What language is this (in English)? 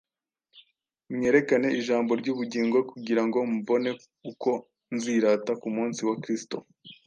Kinyarwanda